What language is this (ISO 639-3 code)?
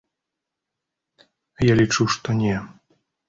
bel